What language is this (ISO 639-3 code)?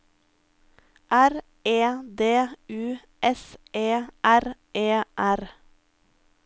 nor